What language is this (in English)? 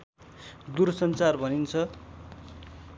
Nepali